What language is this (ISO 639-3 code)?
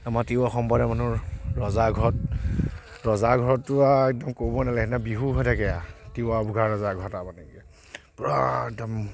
asm